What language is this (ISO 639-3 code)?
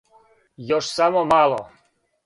srp